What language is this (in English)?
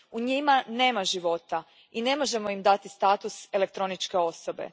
Croatian